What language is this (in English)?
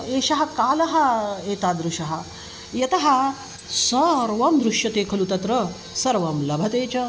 Sanskrit